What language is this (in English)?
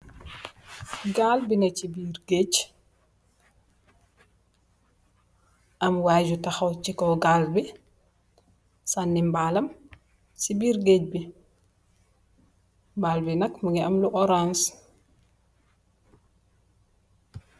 Wolof